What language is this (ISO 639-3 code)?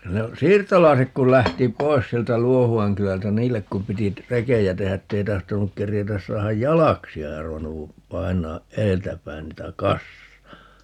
fin